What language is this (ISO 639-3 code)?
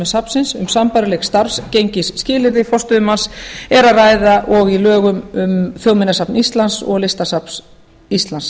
isl